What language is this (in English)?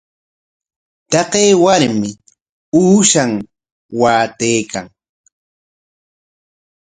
Corongo Ancash Quechua